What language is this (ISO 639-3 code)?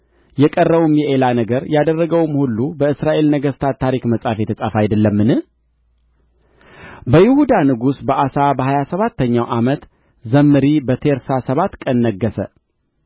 amh